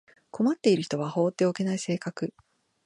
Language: Japanese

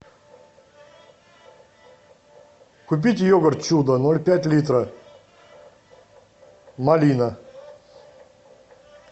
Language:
Russian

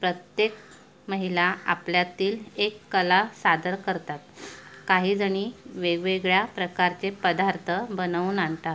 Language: Marathi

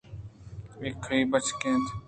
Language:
Eastern Balochi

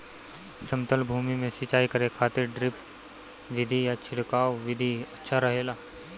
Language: Bhojpuri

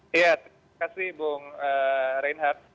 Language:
Indonesian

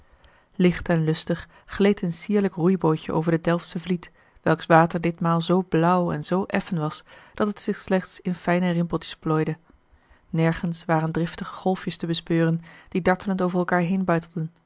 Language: Dutch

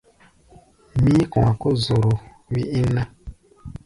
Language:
Gbaya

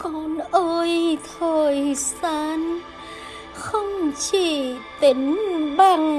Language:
Vietnamese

